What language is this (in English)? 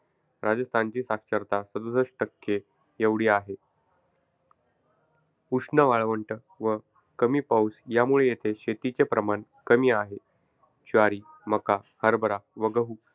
Marathi